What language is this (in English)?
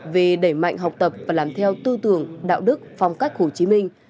Vietnamese